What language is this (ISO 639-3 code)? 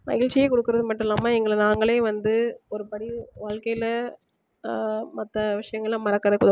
tam